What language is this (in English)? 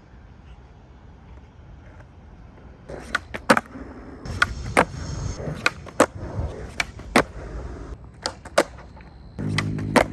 Korean